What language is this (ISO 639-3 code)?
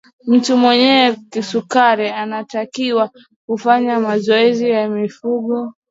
swa